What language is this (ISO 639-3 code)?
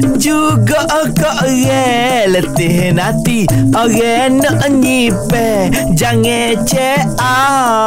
msa